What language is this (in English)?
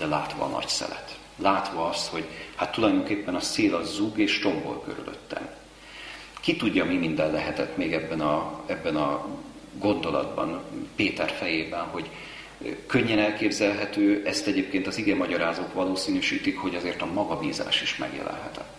Hungarian